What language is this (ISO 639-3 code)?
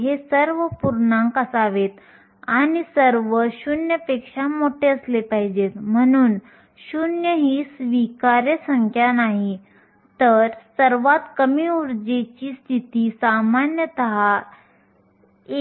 mar